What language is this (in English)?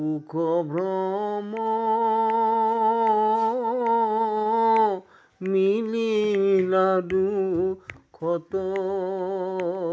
Assamese